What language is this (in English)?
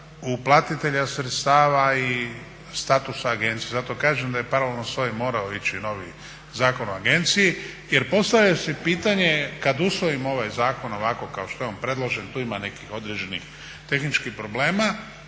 Croatian